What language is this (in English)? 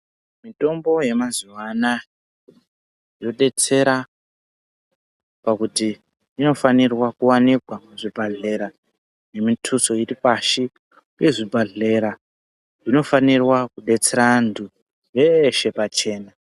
Ndau